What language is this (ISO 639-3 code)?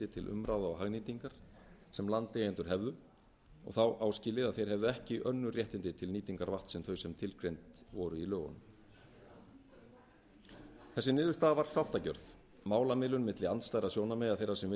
isl